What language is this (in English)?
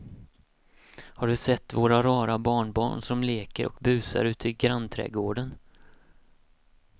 Swedish